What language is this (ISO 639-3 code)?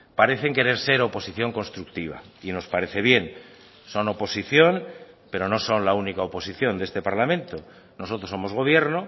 spa